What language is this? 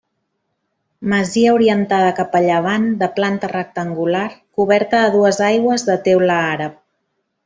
Catalan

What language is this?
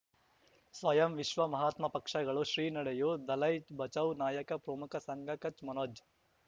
Kannada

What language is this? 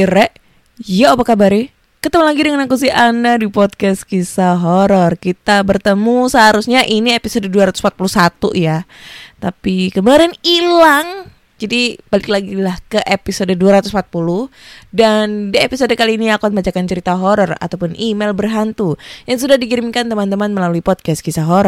Indonesian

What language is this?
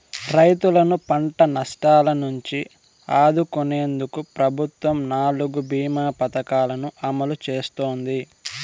Telugu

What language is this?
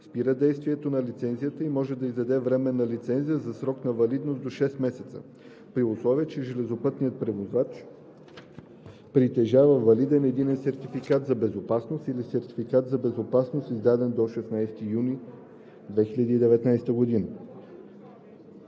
Bulgarian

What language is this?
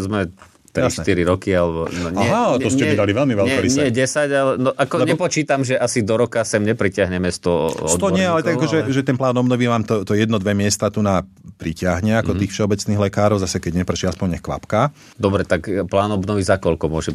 Slovak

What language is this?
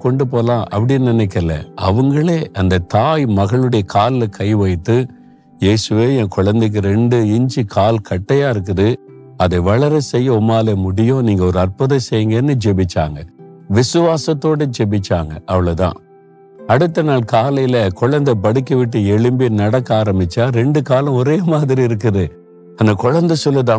Tamil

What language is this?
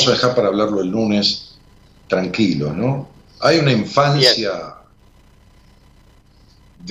Spanish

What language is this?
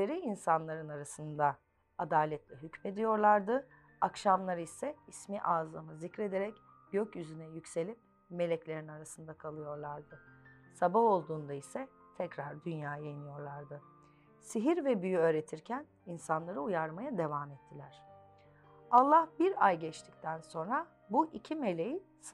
Turkish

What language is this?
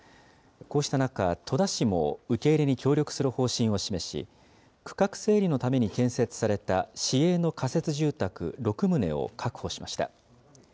Japanese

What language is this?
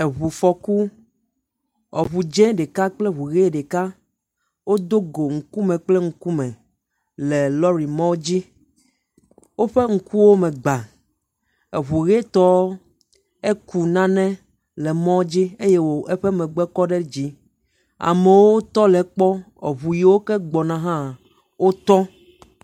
Ewe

